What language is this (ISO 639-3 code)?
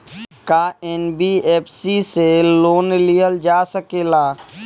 bho